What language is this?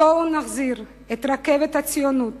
Hebrew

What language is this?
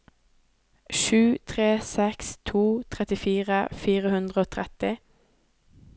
Norwegian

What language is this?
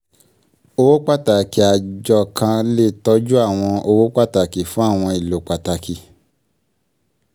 Yoruba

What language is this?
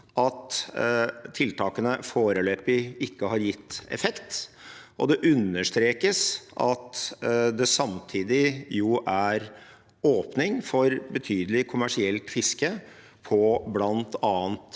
Norwegian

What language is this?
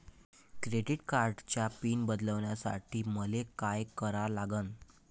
Marathi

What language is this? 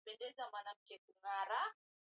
Swahili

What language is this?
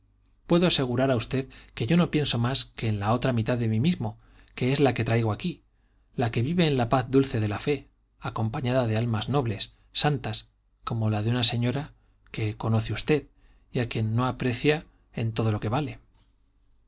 Spanish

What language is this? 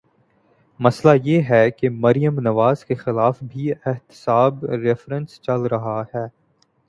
Urdu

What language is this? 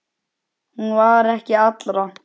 Icelandic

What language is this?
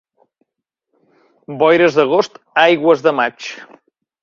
Catalan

